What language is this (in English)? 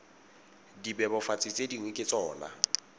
Tswana